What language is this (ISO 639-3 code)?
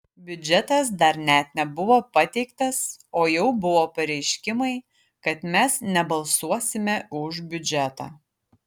lit